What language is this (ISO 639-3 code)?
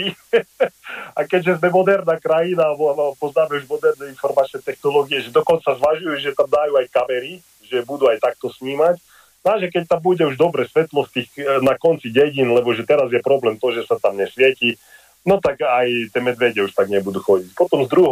slk